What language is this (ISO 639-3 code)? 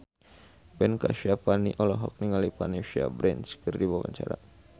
sun